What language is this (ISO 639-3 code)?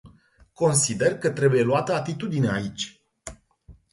ron